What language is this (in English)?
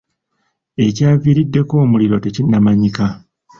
Ganda